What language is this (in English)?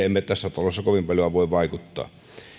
Finnish